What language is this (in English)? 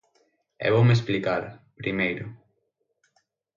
Galician